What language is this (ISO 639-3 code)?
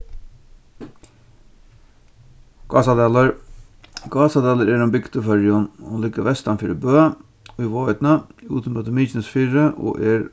fao